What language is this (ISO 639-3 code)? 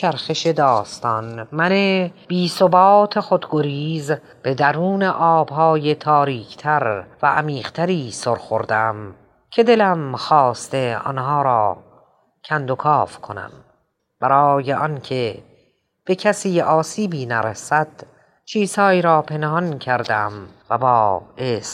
fas